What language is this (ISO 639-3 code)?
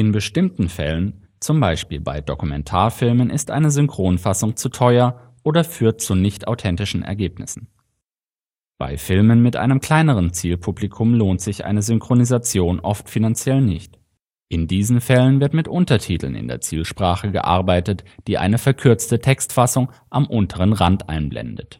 deu